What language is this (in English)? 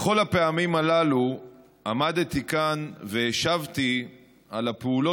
Hebrew